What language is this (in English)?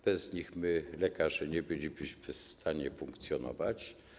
Polish